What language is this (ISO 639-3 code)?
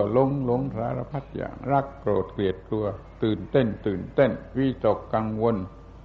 tha